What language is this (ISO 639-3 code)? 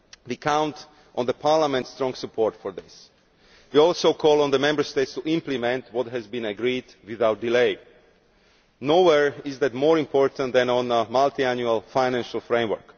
eng